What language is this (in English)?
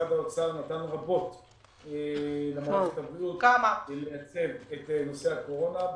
Hebrew